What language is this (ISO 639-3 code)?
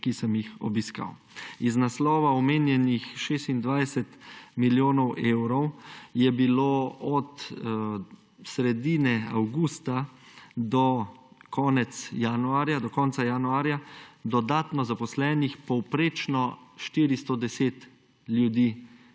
slv